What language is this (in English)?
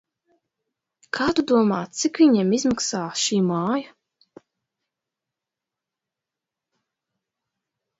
Latvian